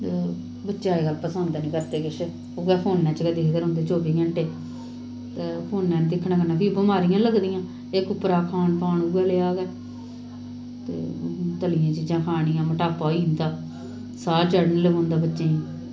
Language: Dogri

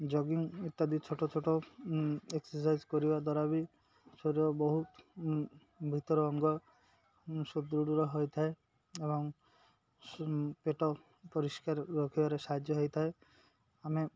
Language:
Odia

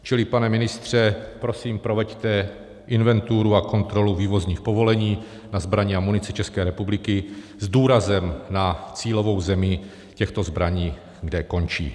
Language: Czech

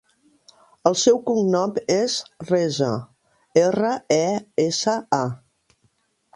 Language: Catalan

